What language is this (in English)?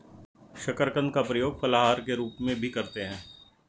Hindi